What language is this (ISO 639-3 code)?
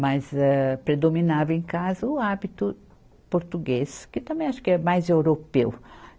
por